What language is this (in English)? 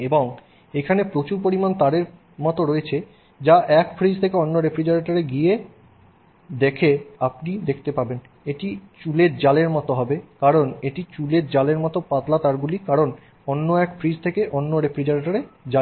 Bangla